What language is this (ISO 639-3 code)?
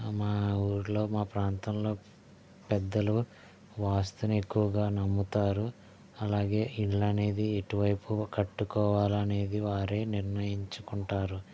tel